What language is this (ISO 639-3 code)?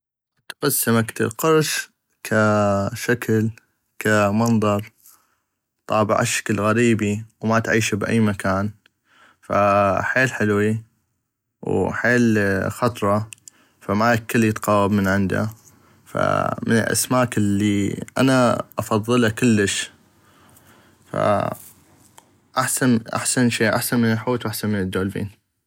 ayp